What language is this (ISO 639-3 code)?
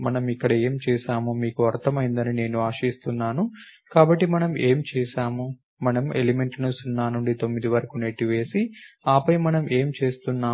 tel